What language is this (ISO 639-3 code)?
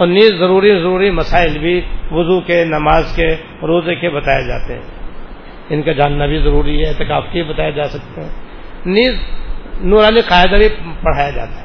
urd